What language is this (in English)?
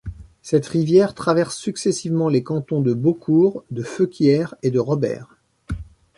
French